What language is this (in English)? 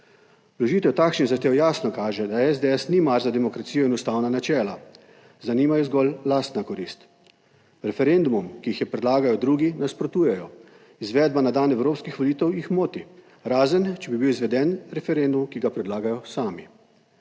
Slovenian